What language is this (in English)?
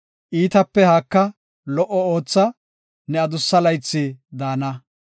Gofa